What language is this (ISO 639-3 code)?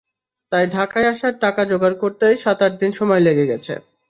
ben